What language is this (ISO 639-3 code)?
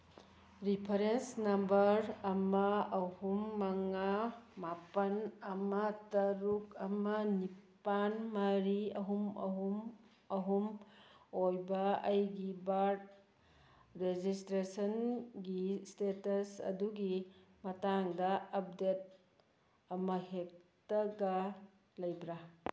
mni